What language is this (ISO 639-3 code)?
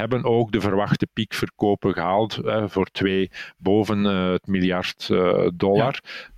nld